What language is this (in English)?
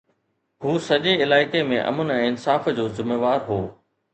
Sindhi